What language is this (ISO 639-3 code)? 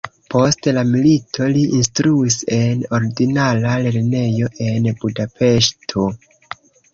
epo